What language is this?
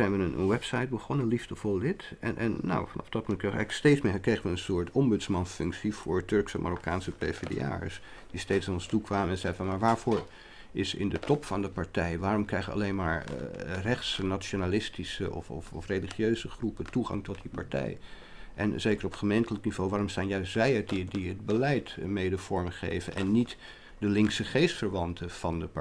Dutch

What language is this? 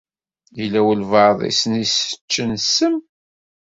Kabyle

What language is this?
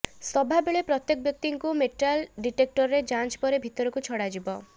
Odia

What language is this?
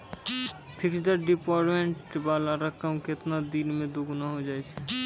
Maithili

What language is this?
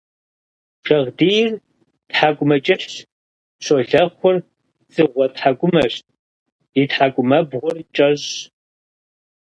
Kabardian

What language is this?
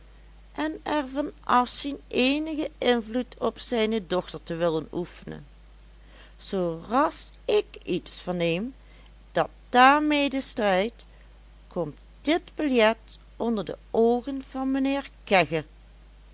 Dutch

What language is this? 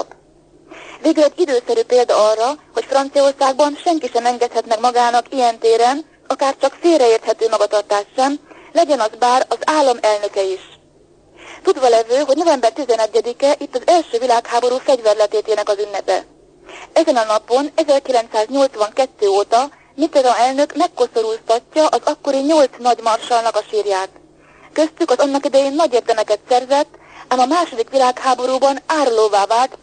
Hungarian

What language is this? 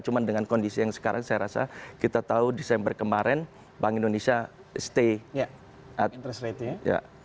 Indonesian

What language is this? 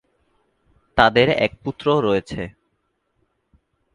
Bangla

